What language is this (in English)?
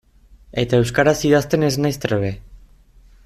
Basque